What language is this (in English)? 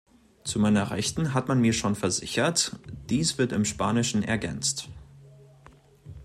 German